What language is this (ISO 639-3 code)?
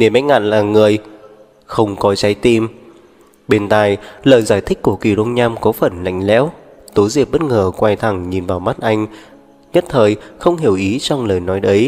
vie